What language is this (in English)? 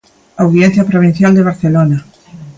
Galician